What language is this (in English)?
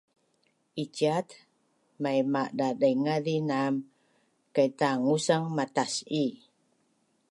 Bunun